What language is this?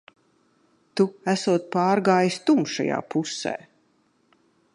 Latvian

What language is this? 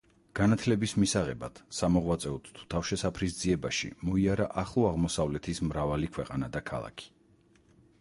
Georgian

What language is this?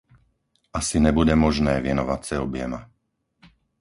Czech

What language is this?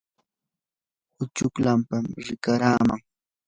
Yanahuanca Pasco Quechua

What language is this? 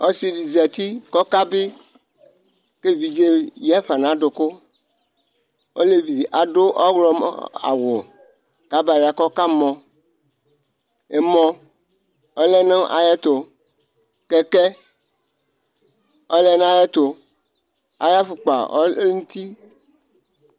Ikposo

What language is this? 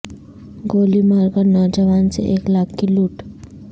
Urdu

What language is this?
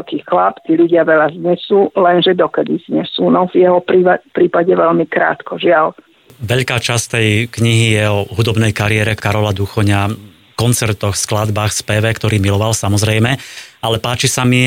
Slovak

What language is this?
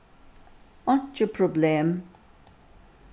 Faroese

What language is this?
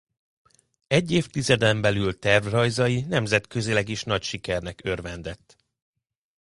Hungarian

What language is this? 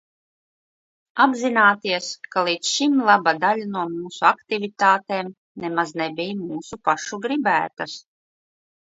Latvian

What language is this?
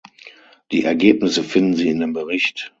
German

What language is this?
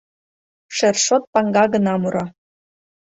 Mari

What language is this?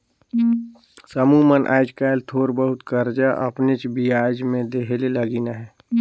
Chhattisgarhi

